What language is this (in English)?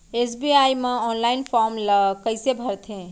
Chhattisgarhi